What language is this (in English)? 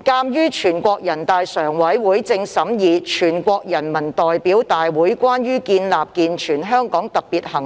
Cantonese